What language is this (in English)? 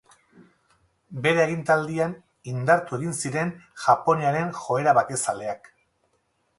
Basque